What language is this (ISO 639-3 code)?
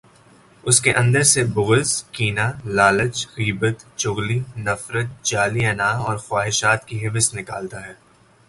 urd